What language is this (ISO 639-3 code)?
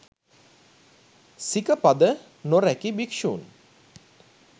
sin